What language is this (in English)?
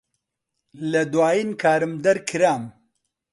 Central Kurdish